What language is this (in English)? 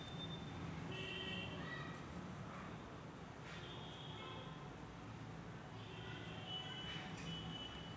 Marathi